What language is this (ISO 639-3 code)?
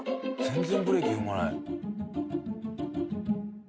jpn